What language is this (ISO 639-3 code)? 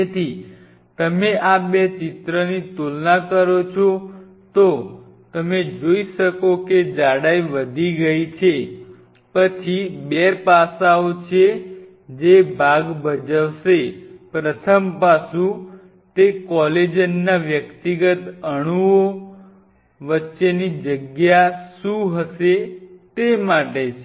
guj